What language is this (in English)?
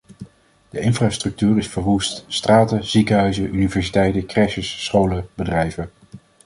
Dutch